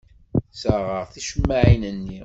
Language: Kabyle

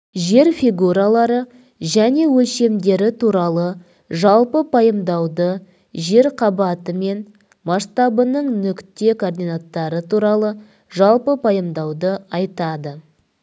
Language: Kazakh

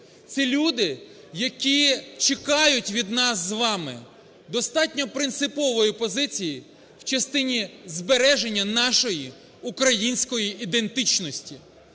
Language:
Ukrainian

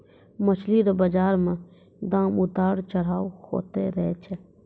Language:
Maithili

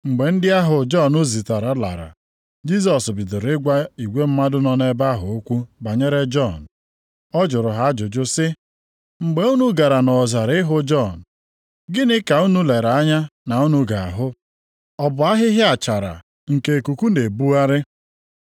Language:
Igbo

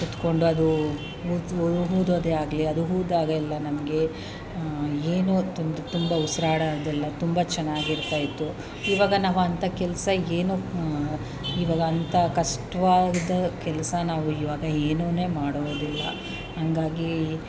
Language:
Kannada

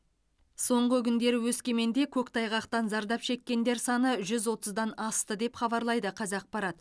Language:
Kazakh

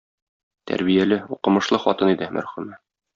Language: Tatar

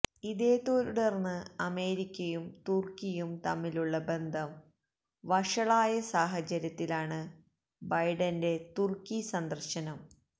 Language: Malayalam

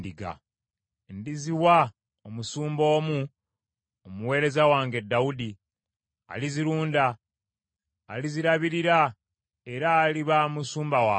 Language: Ganda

